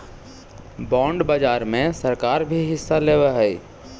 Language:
Magahi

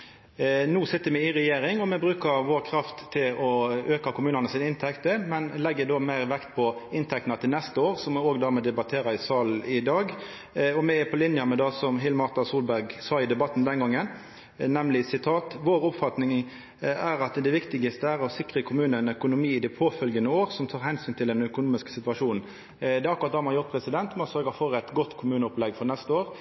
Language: Norwegian Nynorsk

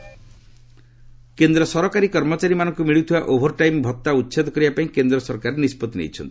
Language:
Odia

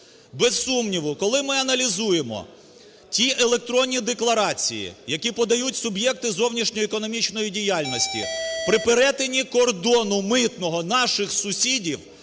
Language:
Ukrainian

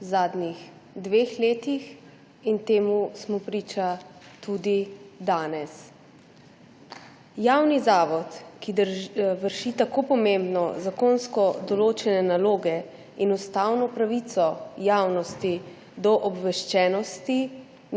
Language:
Slovenian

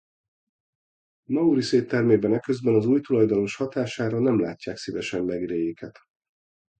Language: Hungarian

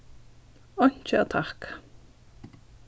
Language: Faroese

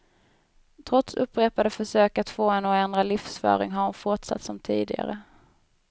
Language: Swedish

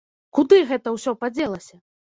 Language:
Belarusian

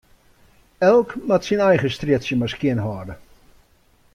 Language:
Western Frisian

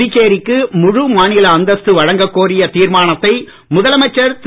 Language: Tamil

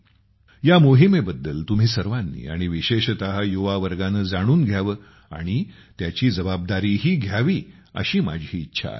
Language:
Marathi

